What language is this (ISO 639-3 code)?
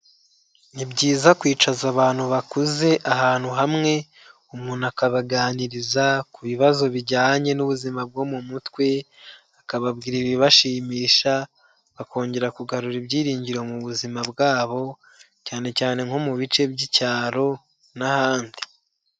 kin